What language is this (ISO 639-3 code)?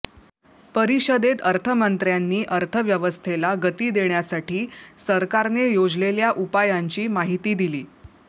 mar